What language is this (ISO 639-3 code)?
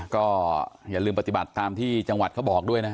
tha